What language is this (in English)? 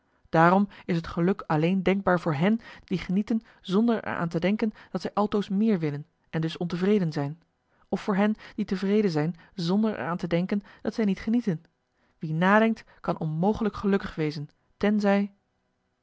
Dutch